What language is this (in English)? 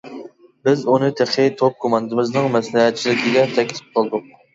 Uyghur